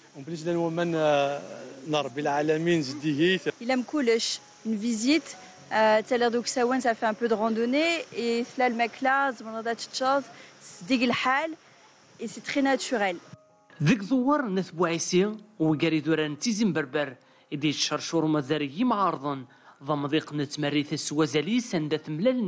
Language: Arabic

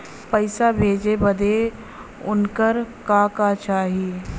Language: Bhojpuri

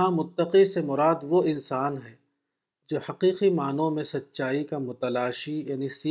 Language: Urdu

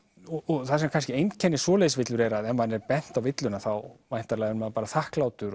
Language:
Icelandic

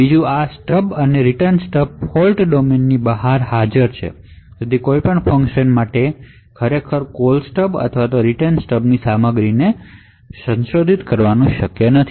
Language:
Gujarati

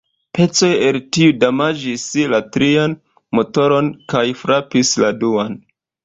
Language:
Esperanto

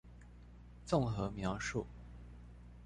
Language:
Chinese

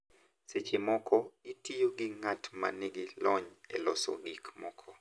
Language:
Luo (Kenya and Tanzania)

